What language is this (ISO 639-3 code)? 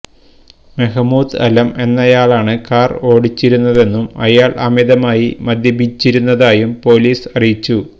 mal